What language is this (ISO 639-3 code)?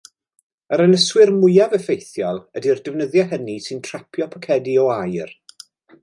cym